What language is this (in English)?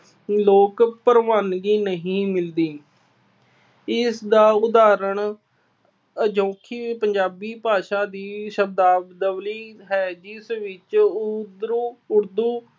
Punjabi